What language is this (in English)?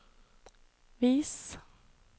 Norwegian